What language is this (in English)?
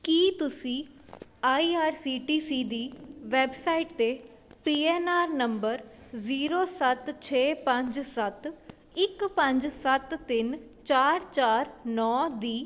Punjabi